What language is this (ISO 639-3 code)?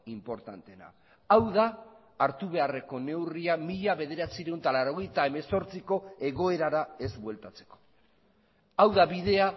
eus